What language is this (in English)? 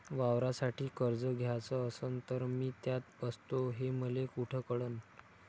Marathi